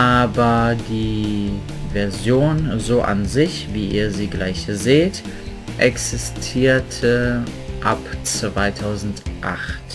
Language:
German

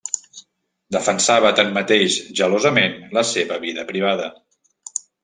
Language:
Catalan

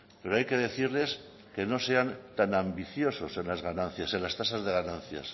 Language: Spanish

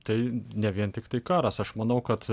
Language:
Lithuanian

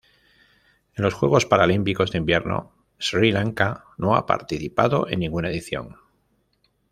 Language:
Spanish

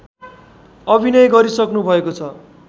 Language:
Nepali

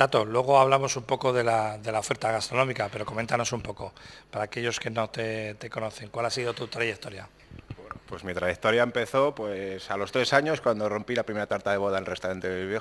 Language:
Spanish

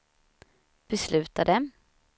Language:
Swedish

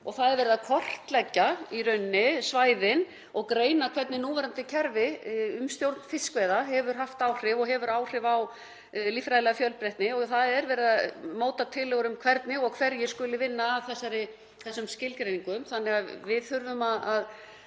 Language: Icelandic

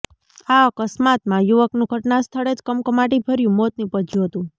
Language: Gujarati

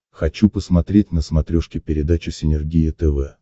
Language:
Russian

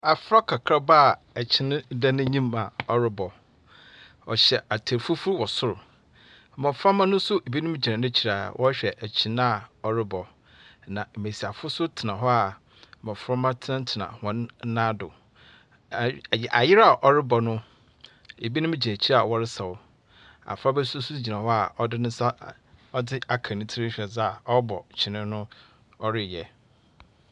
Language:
Akan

